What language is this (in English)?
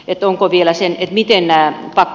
Finnish